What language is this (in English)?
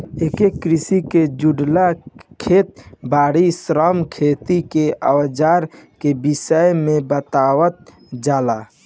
Bhojpuri